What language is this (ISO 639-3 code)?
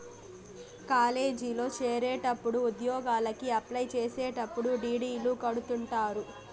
tel